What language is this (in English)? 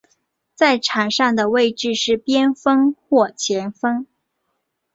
Chinese